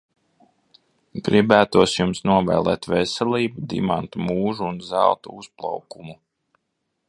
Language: Latvian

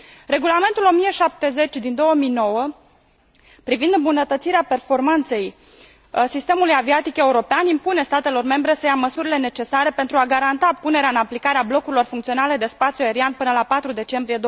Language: Romanian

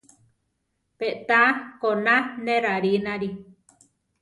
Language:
Central Tarahumara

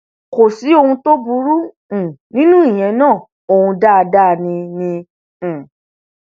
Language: Yoruba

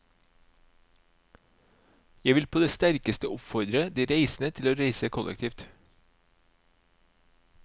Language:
Norwegian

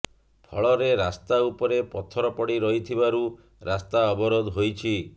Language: Odia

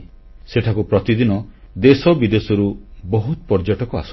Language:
Odia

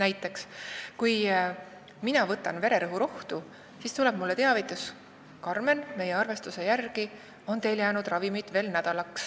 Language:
Estonian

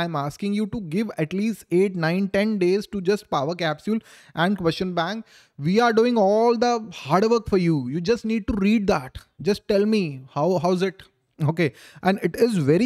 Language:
English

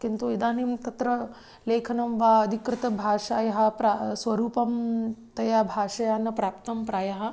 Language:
Sanskrit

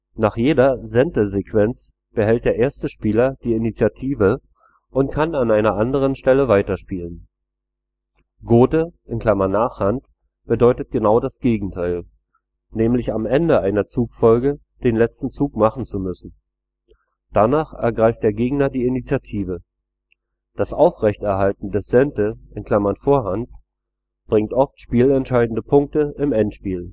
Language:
German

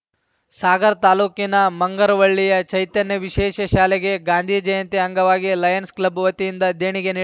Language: Kannada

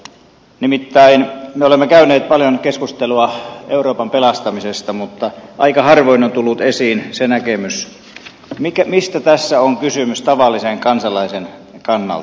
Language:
Finnish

